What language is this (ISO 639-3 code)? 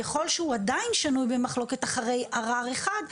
heb